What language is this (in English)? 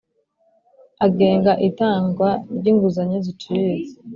Kinyarwanda